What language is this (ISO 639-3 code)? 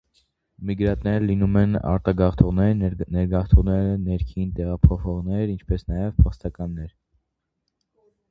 hye